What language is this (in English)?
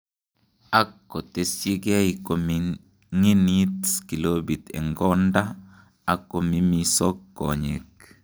Kalenjin